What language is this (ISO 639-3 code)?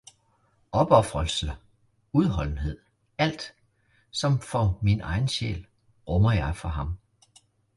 dan